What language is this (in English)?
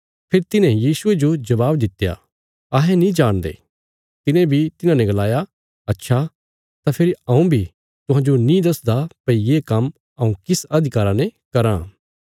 Bilaspuri